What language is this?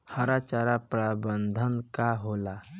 Bhojpuri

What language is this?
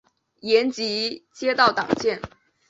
Chinese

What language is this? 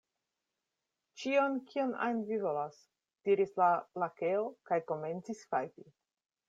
Esperanto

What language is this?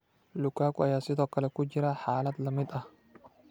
Somali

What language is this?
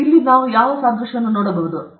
Kannada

